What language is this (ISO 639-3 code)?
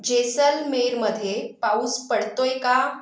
mar